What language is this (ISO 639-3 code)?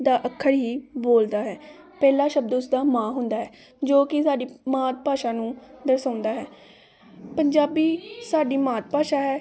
pan